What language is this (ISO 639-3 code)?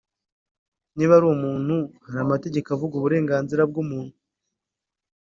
kin